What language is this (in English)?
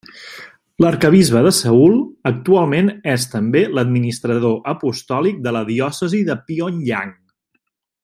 Catalan